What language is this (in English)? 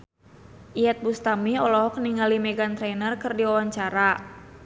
Sundanese